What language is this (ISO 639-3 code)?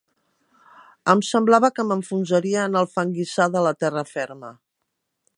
cat